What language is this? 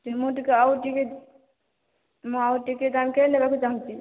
Odia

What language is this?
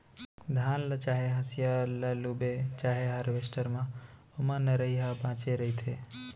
Chhattisgarhi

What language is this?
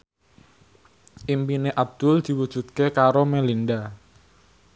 Javanese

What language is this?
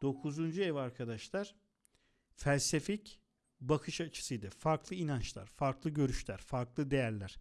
Turkish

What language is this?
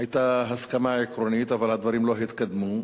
Hebrew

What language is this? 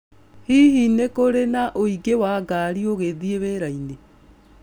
Kikuyu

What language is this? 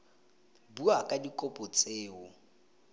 Tswana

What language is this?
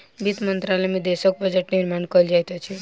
Maithili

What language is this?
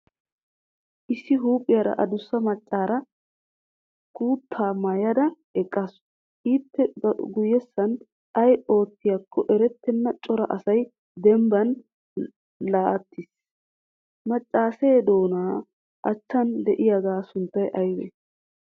Wolaytta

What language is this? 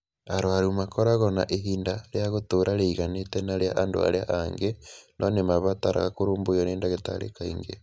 Kikuyu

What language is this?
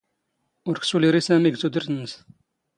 Standard Moroccan Tamazight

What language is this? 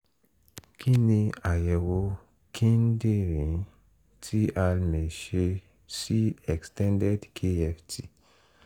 Yoruba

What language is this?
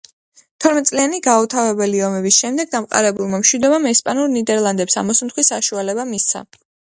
Georgian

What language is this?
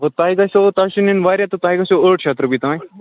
Kashmiri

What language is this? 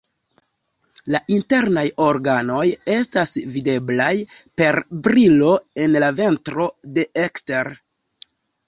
Esperanto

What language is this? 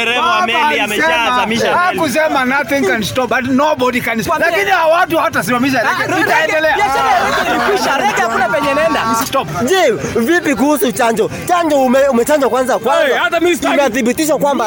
Swahili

